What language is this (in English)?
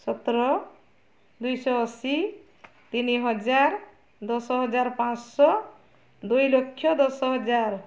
Odia